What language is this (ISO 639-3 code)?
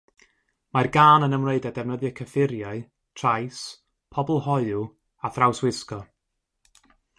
cym